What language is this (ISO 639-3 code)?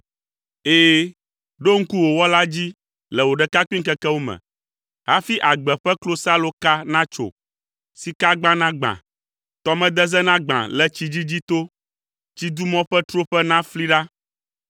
ewe